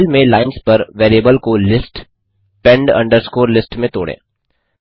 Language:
Hindi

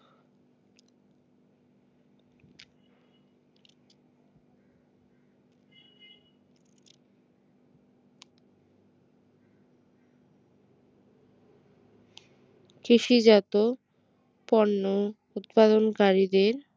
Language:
Bangla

